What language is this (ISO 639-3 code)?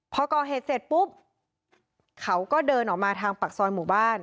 tha